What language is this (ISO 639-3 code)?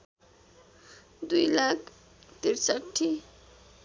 nep